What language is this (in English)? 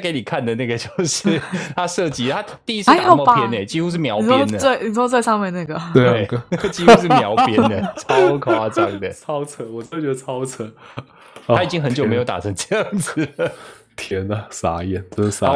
Chinese